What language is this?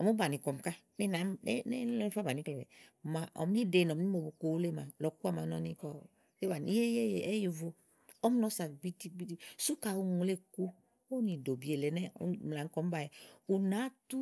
Igo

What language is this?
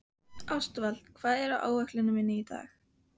Icelandic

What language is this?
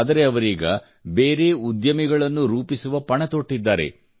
Kannada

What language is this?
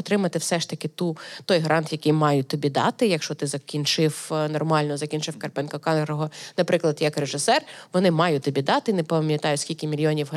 Ukrainian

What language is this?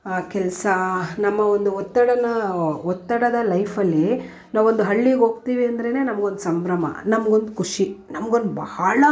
Kannada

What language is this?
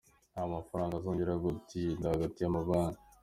Kinyarwanda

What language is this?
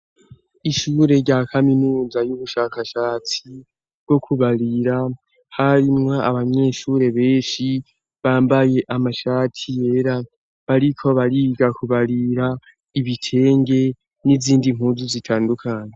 Rundi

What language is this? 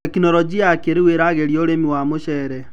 Kikuyu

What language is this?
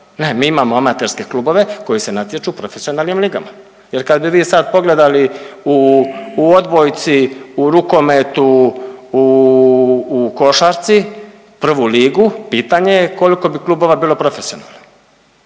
Croatian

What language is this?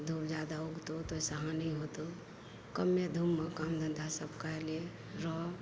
Maithili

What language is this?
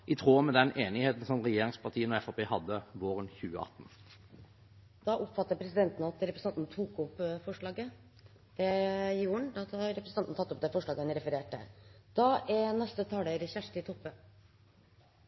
Norwegian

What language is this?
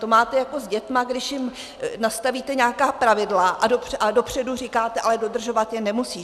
Czech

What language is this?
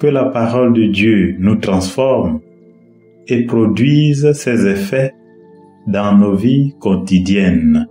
French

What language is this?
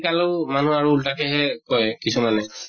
Assamese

